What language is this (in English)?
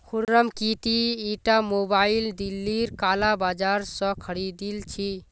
Magahi